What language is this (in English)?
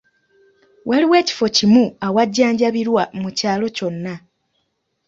Ganda